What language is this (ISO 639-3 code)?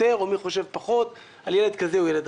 heb